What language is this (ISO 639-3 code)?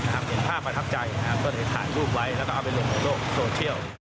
tha